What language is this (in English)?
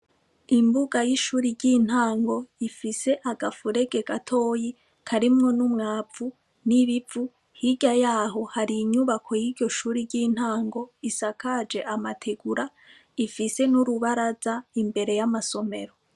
Rundi